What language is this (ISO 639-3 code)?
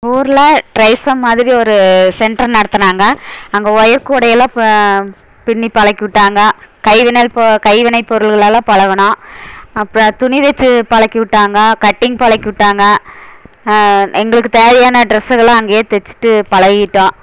tam